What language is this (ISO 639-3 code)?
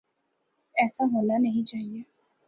urd